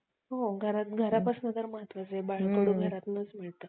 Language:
Marathi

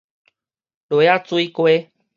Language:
Min Nan Chinese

